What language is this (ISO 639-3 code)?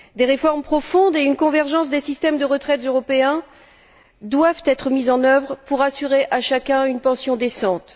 fra